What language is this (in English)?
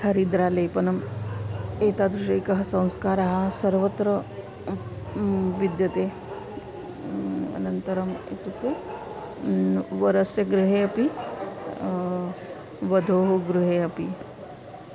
Sanskrit